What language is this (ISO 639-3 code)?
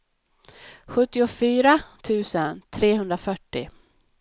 swe